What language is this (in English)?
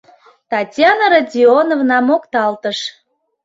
Mari